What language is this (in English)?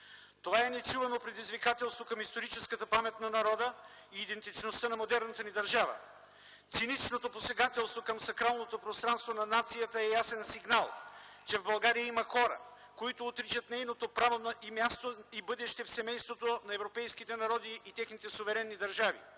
Bulgarian